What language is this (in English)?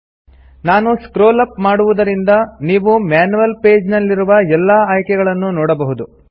Kannada